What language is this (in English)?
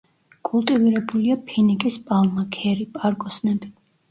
Georgian